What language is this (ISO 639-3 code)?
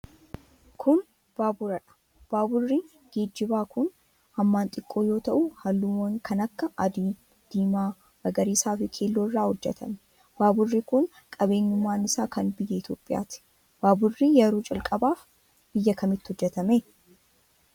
orm